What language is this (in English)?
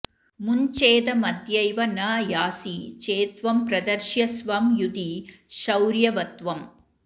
Sanskrit